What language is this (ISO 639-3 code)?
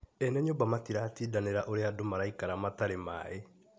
kik